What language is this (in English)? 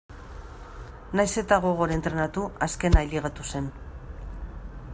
Basque